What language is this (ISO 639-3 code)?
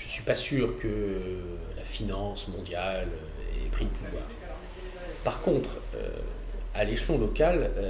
fra